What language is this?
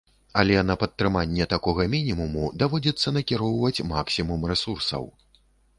Belarusian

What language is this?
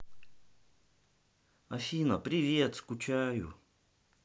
Russian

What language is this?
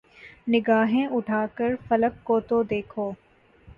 Urdu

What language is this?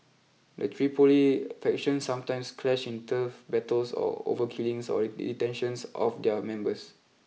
English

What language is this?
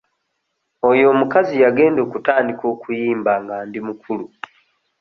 Ganda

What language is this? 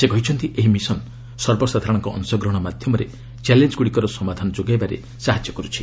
Odia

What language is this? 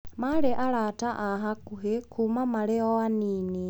Kikuyu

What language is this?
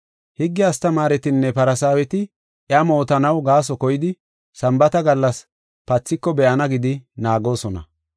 Gofa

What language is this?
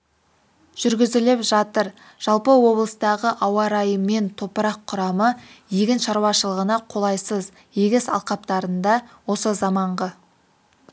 Kazakh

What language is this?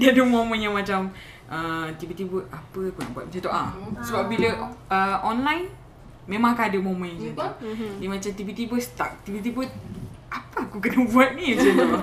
Malay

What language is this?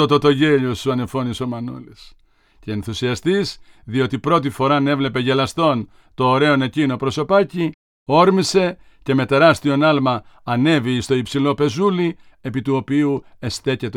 Greek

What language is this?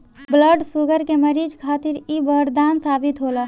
Bhojpuri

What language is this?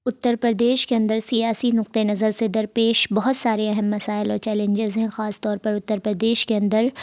Urdu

